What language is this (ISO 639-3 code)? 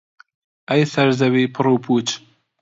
ckb